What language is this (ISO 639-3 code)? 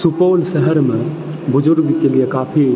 mai